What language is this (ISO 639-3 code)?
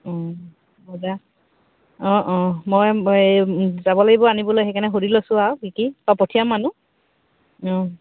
asm